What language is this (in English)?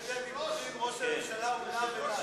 Hebrew